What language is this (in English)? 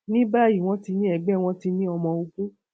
Yoruba